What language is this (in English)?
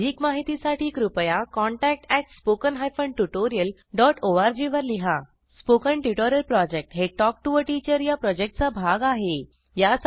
Marathi